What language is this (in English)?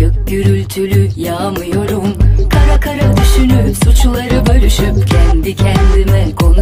Turkish